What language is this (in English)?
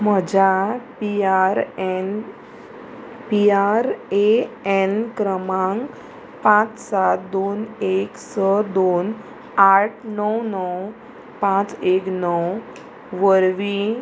Konkani